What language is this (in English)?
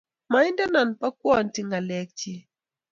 Kalenjin